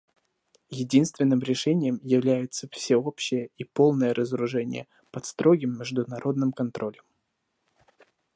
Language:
Russian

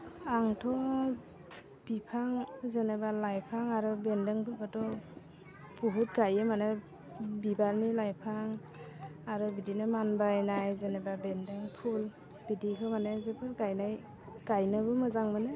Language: Bodo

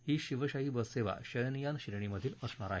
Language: Marathi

